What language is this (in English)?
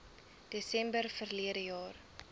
Afrikaans